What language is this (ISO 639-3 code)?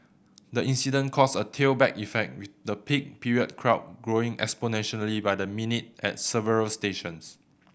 eng